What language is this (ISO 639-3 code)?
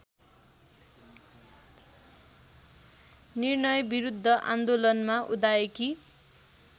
nep